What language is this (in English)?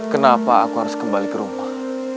Indonesian